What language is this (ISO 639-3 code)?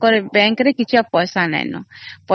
ori